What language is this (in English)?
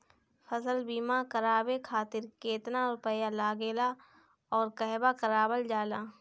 Bhojpuri